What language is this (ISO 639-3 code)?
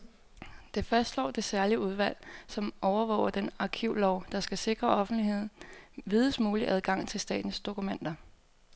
dan